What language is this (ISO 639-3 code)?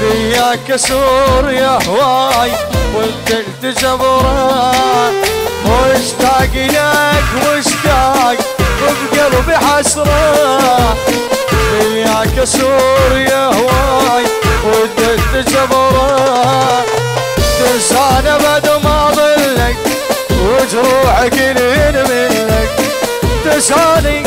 ara